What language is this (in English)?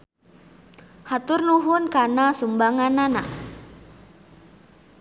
Sundanese